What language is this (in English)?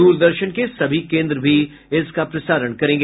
Hindi